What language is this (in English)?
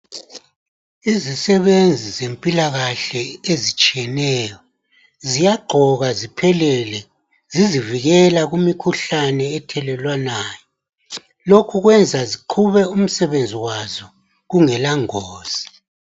North Ndebele